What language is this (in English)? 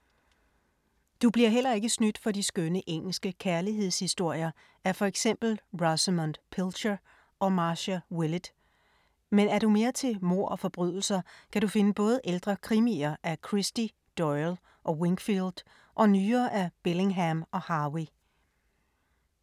Danish